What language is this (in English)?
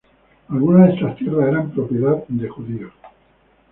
Spanish